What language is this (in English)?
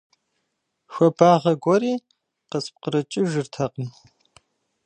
Kabardian